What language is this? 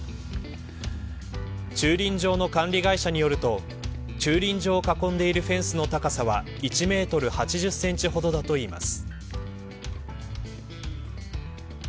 Japanese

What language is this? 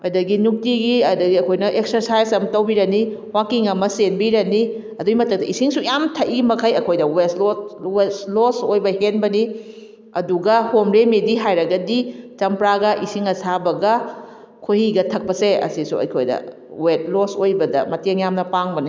Manipuri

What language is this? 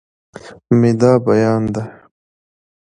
Pashto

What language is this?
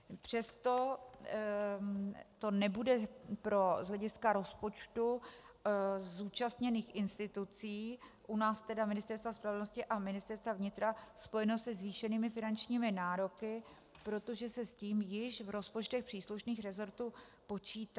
Czech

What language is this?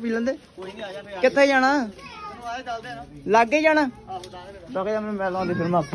Punjabi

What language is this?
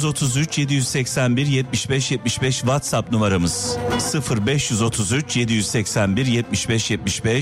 Turkish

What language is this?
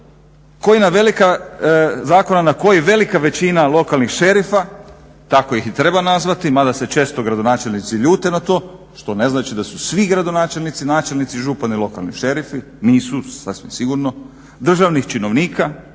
Croatian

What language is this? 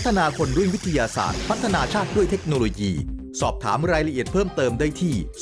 Thai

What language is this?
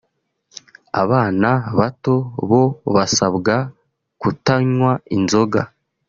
Kinyarwanda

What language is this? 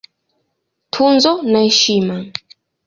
Swahili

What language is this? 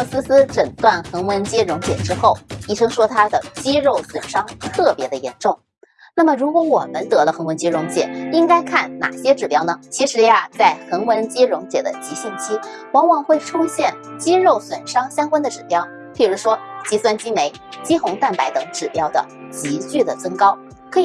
Chinese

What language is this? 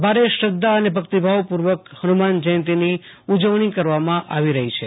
Gujarati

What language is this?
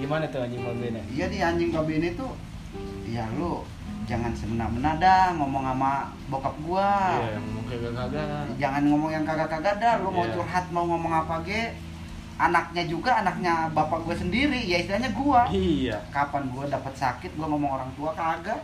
Indonesian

